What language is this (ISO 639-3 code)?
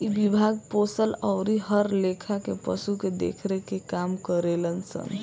bho